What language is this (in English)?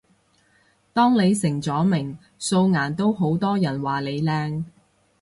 Cantonese